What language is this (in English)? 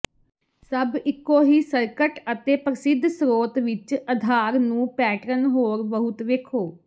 Punjabi